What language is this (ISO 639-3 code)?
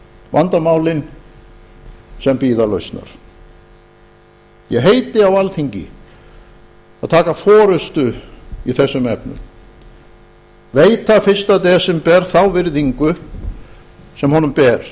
isl